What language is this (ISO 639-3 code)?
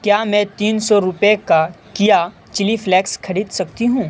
urd